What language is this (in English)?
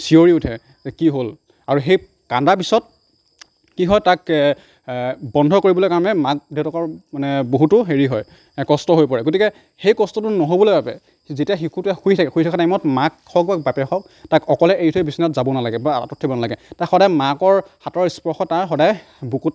Assamese